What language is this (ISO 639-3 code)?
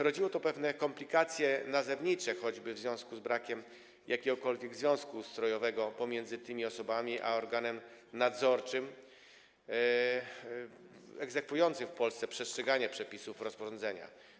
pol